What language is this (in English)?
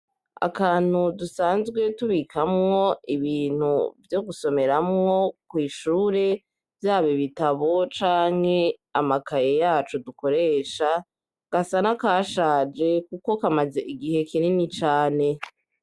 Rundi